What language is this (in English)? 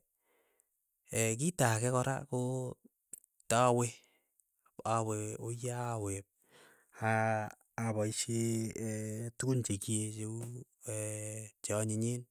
Keiyo